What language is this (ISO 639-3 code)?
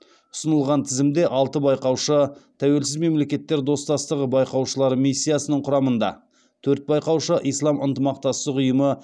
kaz